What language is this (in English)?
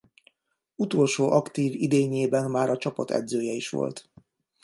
Hungarian